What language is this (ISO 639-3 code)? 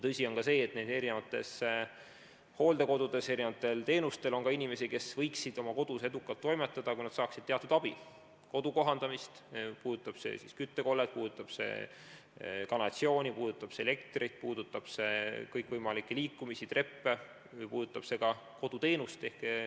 est